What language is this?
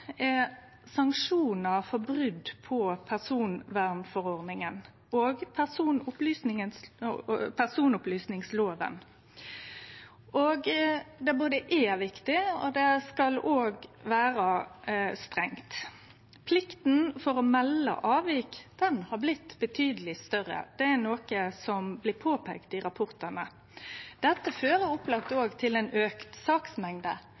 Norwegian Nynorsk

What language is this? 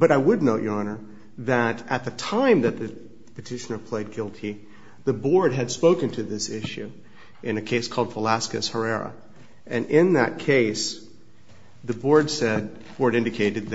English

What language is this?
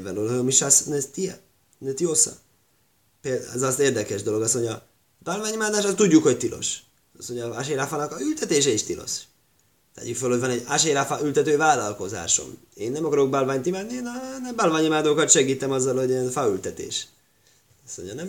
Hungarian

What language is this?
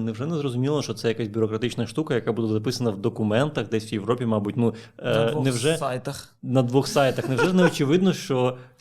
Ukrainian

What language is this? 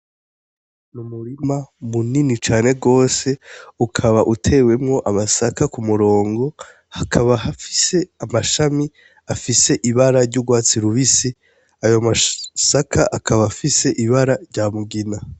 Rundi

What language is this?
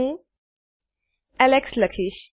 Gujarati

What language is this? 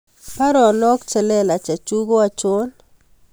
Kalenjin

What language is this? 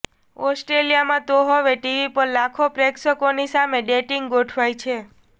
Gujarati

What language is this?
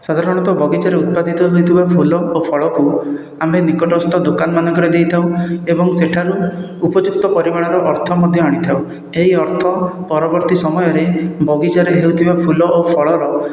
Odia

